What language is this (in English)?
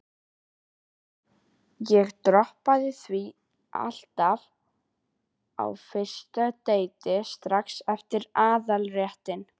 Icelandic